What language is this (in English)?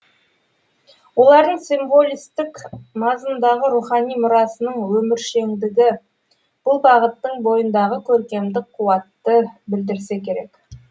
Kazakh